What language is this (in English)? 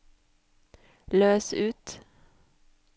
Norwegian